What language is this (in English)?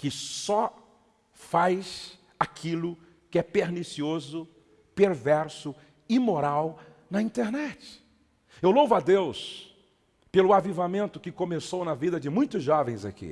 Portuguese